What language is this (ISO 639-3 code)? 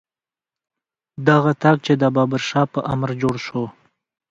pus